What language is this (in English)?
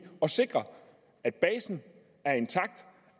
Danish